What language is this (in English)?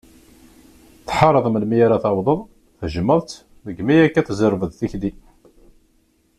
Kabyle